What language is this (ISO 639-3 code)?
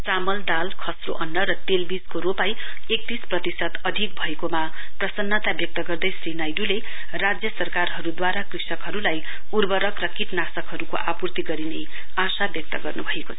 nep